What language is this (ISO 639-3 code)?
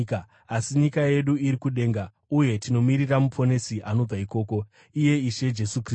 sna